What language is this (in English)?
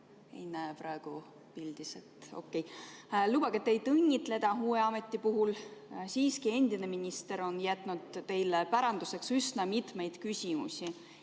Estonian